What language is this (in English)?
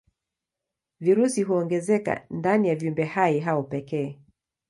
Swahili